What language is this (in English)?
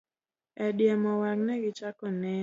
Luo (Kenya and Tanzania)